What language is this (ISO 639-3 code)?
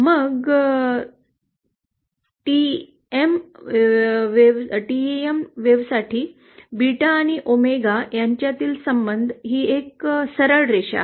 mar